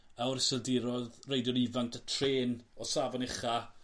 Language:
Welsh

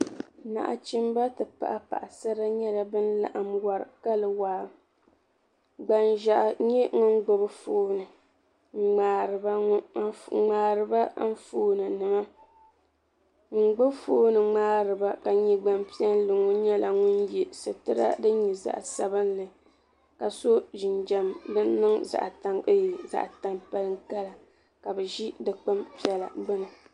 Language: Dagbani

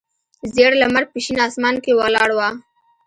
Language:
Pashto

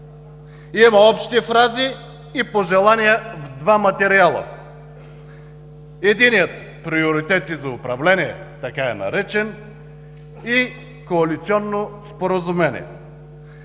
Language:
Bulgarian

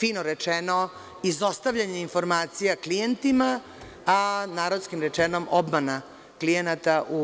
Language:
Serbian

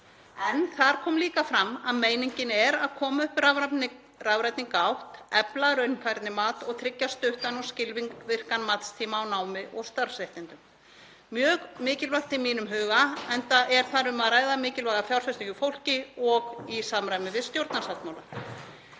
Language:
Icelandic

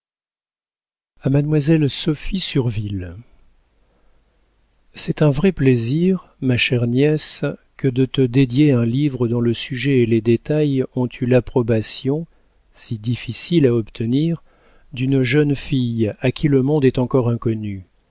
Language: French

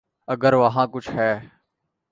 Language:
Urdu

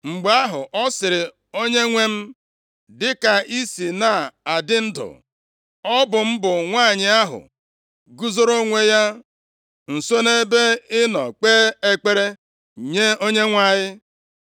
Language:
Igbo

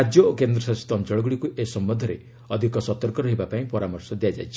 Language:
Odia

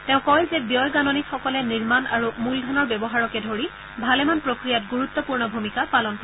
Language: Assamese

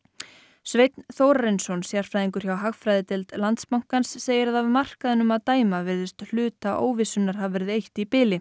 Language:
Icelandic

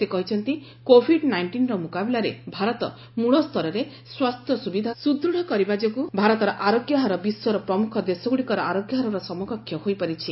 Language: Odia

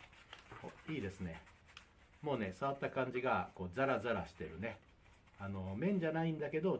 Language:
Japanese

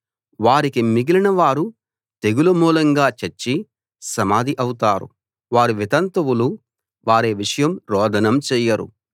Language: Telugu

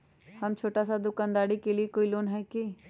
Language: Magahi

